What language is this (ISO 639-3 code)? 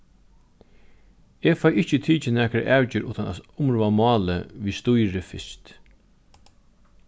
fao